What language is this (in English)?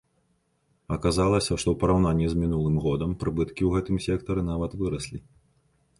Belarusian